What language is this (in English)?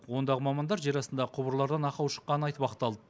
Kazakh